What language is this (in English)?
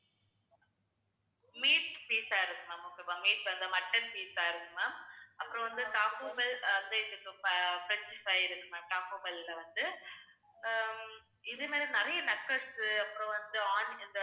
Tamil